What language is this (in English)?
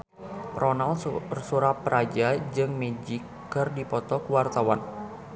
Sundanese